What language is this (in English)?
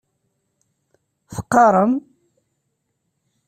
Kabyle